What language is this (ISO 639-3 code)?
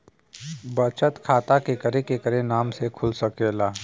bho